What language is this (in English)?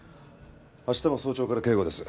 Japanese